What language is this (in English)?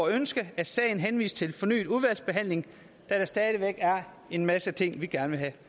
Danish